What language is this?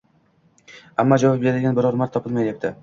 Uzbek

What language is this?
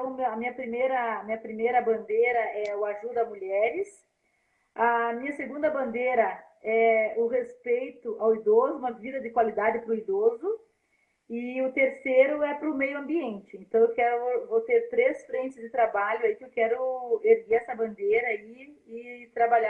Portuguese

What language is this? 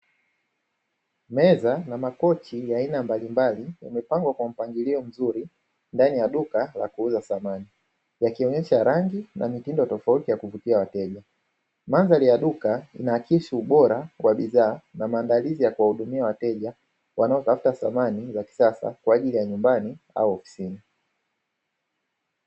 Swahili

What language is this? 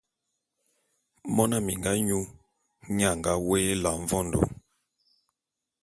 Bulu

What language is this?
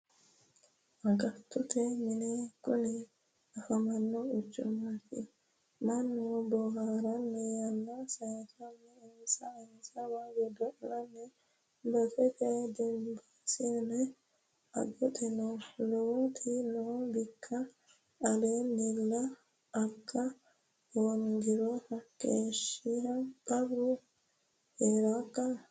Sidamo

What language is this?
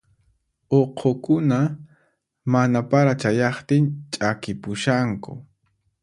Puno Quechua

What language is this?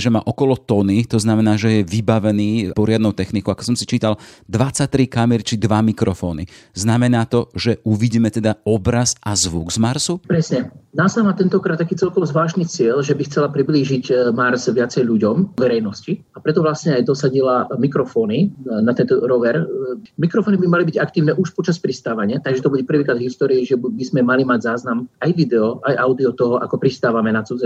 Slovak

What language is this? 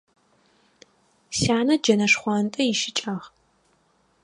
Adyghe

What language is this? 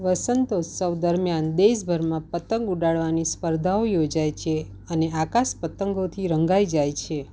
Gujarati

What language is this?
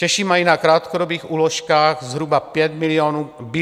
Czech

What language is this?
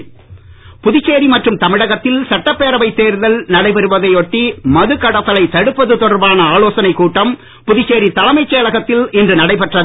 Tamil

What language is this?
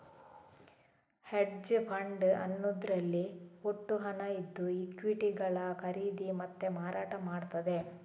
Kannada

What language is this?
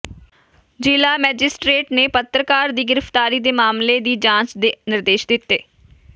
Punjabi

